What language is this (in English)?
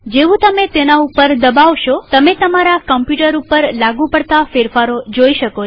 Gujarati